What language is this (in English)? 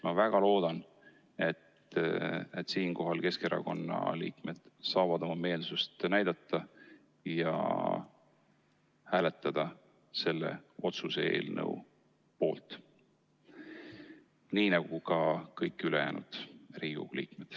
Estonian